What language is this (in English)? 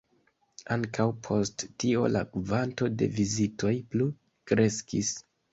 Esperanto